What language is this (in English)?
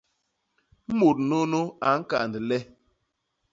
Basaa